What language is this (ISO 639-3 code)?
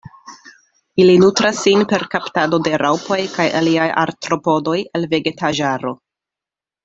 epo